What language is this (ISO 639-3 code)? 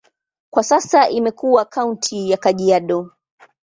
swa